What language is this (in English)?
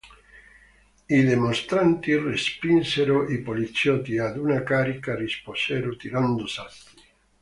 Italian